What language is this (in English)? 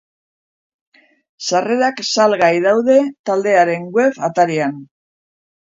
Basque